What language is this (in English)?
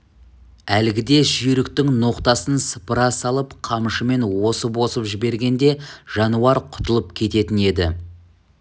Kazakh